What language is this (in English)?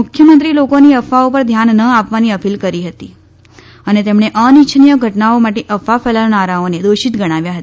Gujarati